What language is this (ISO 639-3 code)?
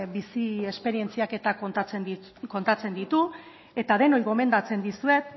eus